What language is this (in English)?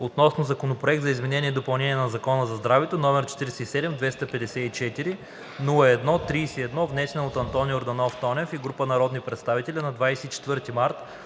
Bulgarian